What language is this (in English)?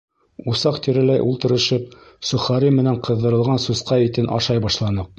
Bashkir